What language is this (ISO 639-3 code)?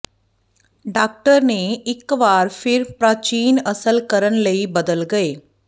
pan